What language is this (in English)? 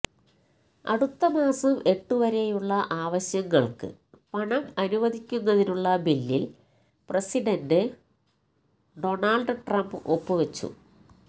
Malayalam